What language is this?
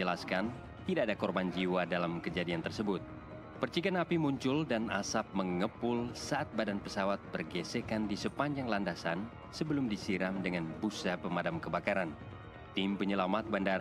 Indonesian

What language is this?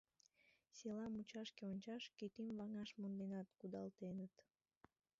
Mari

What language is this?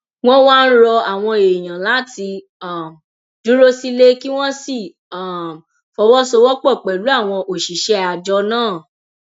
Yoruba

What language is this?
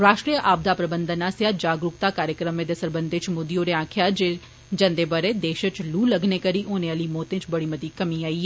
Dogri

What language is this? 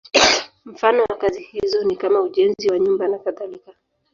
Swahili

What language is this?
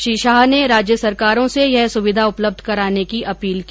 Hindi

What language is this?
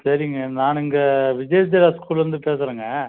Tamil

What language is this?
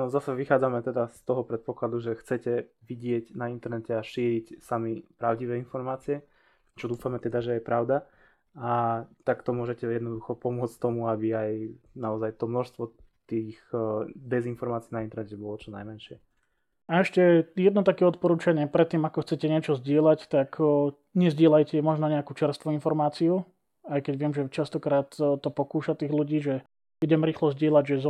Slovak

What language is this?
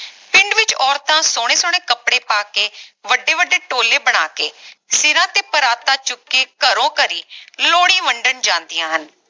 Punjabi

